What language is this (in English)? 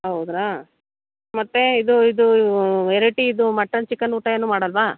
Kannada